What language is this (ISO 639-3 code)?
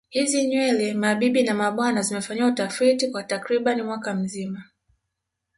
swa